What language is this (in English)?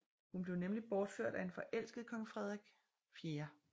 Danish